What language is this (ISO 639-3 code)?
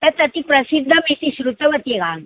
san